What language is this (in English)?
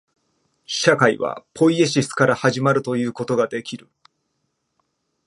Japanese